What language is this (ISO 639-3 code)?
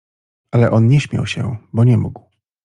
pol